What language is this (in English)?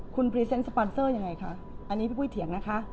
Thai